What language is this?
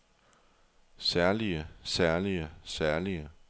Danish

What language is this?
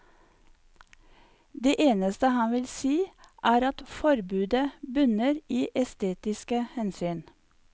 Norwegian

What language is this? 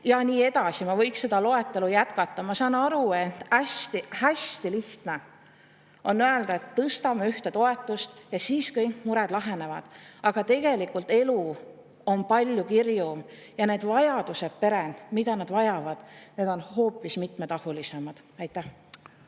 Estonian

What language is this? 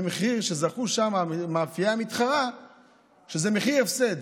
Hebrew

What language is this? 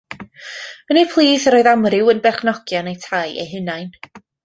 Welsh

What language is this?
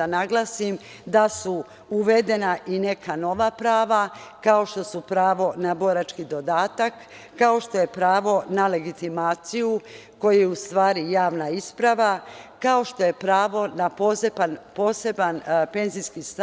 Serbian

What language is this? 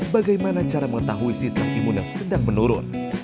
Indonesian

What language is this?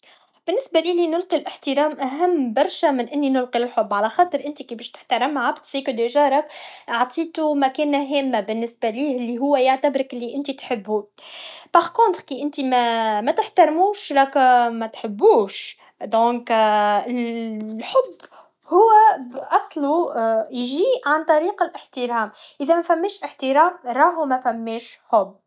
Tunisian Arabic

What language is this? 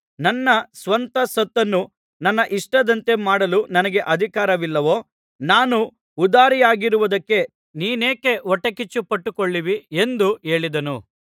Kannada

